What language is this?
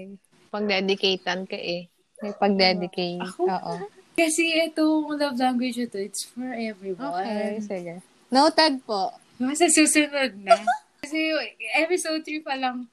Filipino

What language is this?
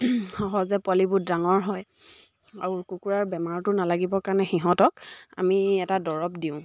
Assamese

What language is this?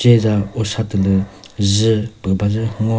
Chokri Naga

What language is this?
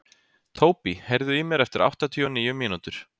Icelandic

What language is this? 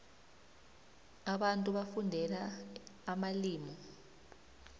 South Ndebele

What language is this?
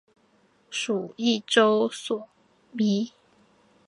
Chinese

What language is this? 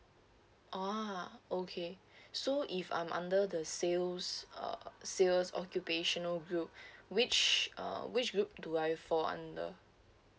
English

